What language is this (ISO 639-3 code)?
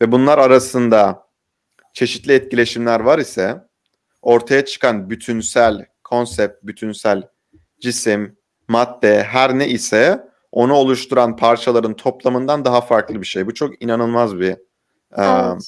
tur